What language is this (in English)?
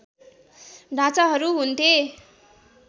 Nepali